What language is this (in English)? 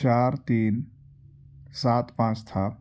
Urdu